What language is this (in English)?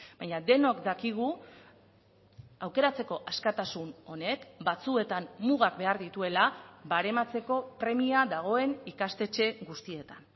Basque